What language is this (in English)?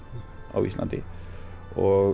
Icelandic